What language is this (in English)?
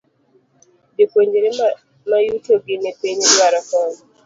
Luo (Kenya and Tanzania)